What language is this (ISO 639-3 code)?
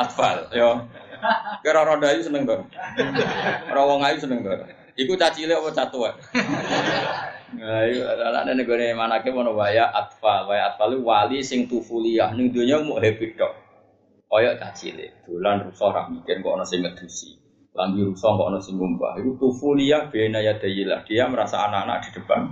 msa